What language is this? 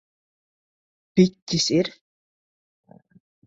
Latvian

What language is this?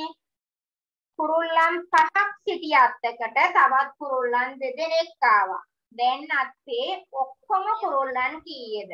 Indonesian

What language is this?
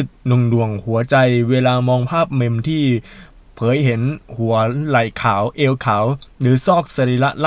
Thai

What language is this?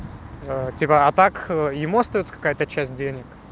Russian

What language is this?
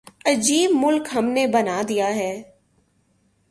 Urdu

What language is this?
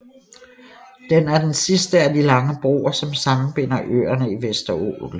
Danish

